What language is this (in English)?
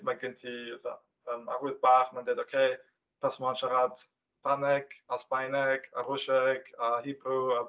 Welsh